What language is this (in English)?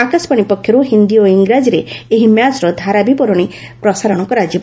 Odia